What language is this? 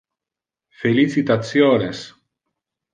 Interlingua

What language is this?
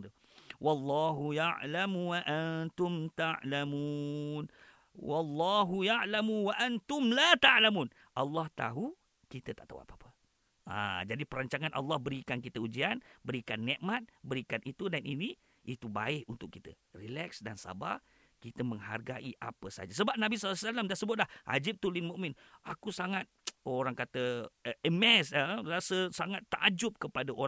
Malay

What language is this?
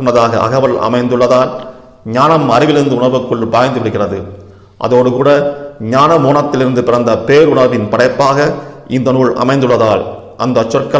Tamil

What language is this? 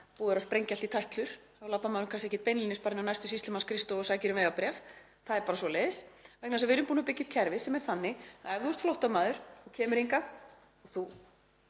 Icelandic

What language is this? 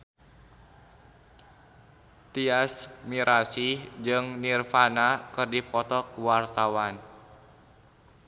Sundanese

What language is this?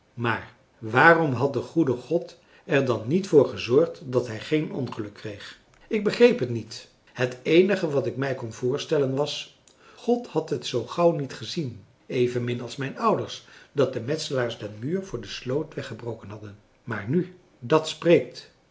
Dutch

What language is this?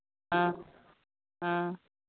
Manipuri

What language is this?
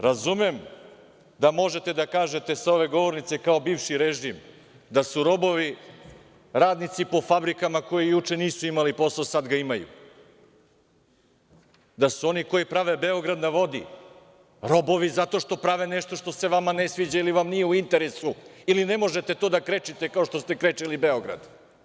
Serbian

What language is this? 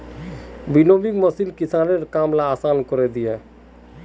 Magahi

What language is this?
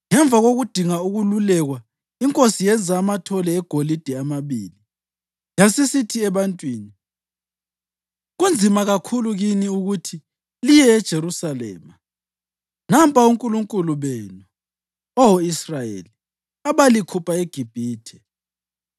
North Ndebele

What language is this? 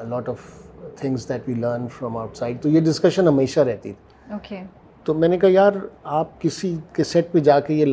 Urdu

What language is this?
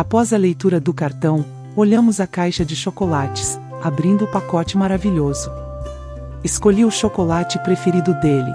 Portuguese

